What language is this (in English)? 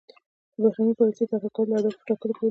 Pashto